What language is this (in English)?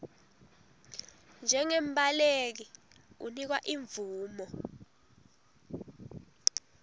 Swati